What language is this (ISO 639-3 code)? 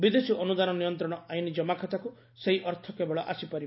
ori